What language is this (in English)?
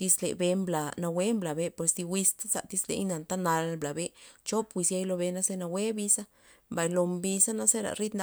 Loxicha Zapotec